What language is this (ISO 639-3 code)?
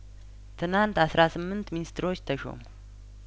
amh